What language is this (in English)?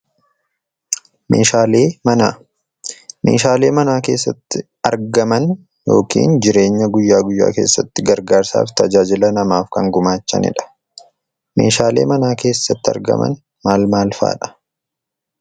Oromo